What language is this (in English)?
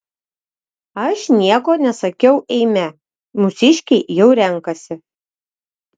Lithuanian